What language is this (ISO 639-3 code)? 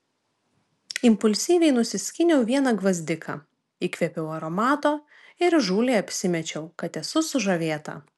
lit